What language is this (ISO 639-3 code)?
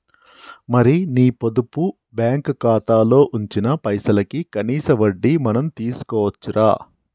tel